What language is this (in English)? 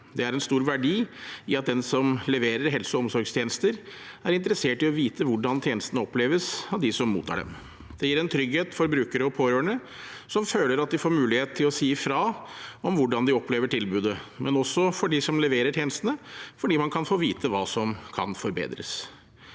Norwegian